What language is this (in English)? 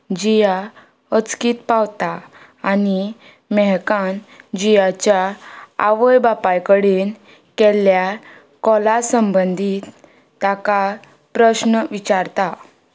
Konkani